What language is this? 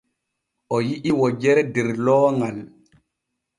Borgu Fulfulde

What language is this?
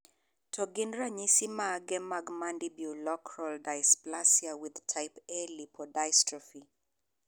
Luo (Kenya and Tanzania)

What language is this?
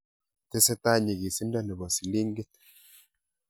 Kalenjin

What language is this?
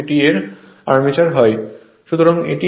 Bangla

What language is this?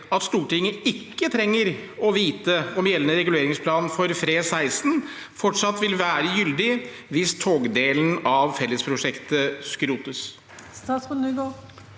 Norwegian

